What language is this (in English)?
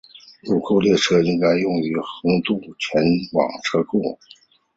Chinese